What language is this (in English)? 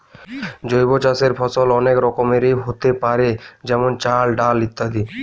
Bangla